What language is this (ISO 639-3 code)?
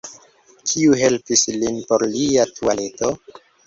epo